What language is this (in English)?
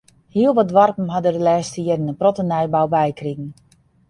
Western Frisian